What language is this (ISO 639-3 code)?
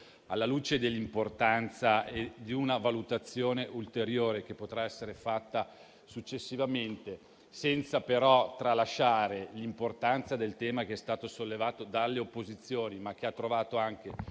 ita